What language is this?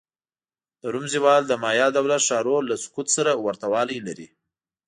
Pashto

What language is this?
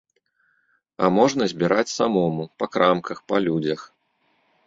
Belarusian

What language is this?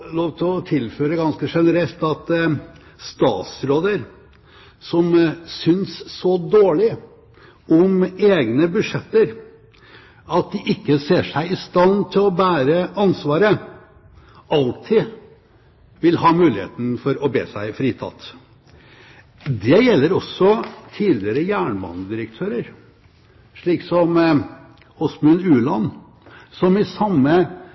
Norwegian Bokmål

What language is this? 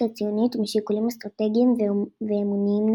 Hebrew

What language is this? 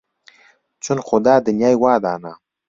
Central Kurdish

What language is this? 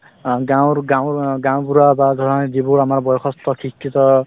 Assamese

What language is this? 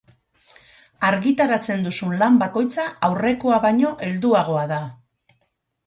Basque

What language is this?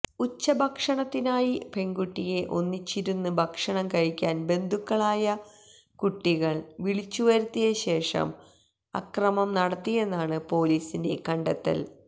Malayalam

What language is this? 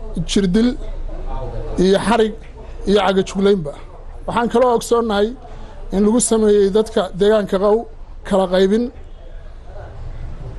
Arabic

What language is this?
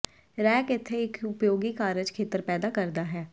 Punjabi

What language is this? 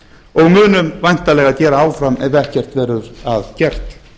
Icelandic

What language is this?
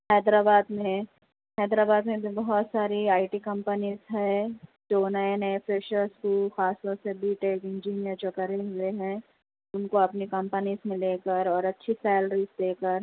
Urdu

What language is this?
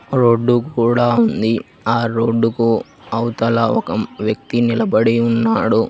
Telugu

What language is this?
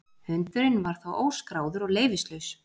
Icelandic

